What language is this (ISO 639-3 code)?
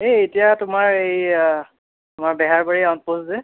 asm